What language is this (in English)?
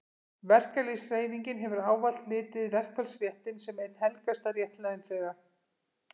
Icelandic